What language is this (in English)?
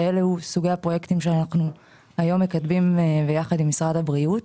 Hebrew